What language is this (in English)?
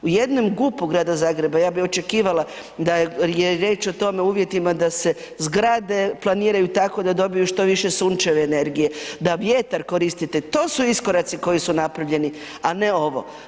Croatian